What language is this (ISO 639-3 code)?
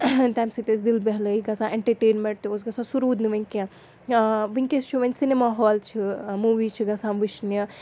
kas